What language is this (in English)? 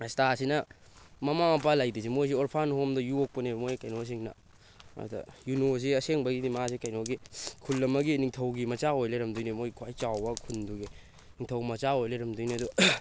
Manipuri